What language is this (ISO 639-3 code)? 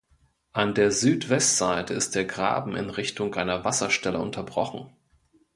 deu